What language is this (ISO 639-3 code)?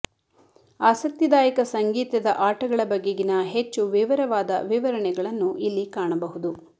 kan